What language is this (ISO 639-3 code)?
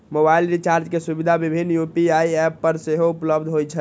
mai